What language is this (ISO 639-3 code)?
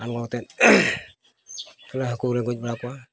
sat